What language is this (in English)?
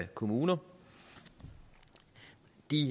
Danish